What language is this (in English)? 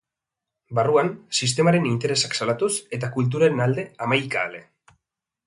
Basque